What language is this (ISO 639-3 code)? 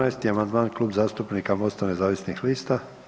hrv